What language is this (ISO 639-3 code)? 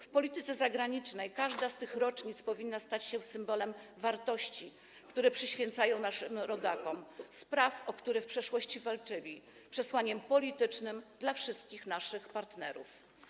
pol